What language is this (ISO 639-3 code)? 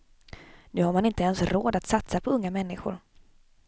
swe